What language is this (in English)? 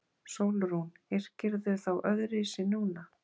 Icelandic